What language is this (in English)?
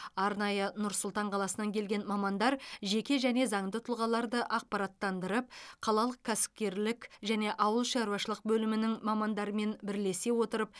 Kazakh